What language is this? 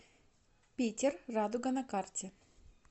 Russian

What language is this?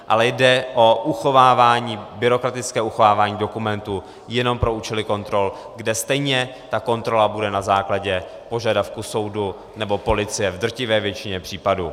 Czech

